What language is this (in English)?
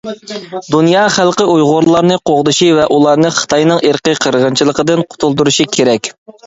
Uyghur